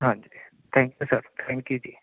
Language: Punjabi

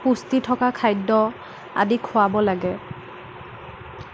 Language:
Assamese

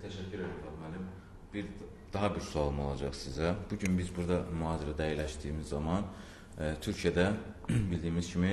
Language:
Turkish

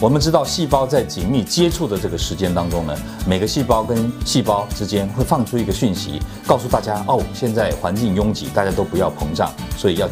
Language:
Chinese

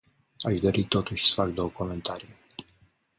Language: Romanian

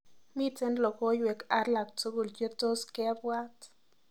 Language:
Kalenjin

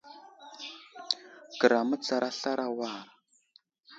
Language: Wuzlam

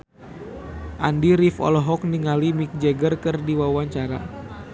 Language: Sundanese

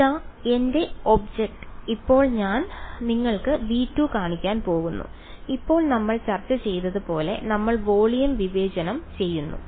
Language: Malayalam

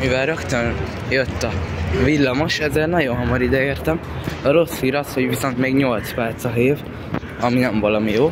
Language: Hungarian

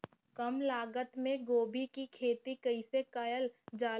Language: Bhojpuri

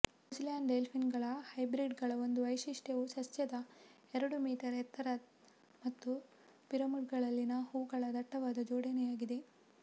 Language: Kannada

